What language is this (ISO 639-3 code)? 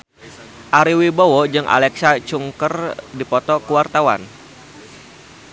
sun